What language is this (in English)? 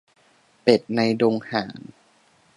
Thai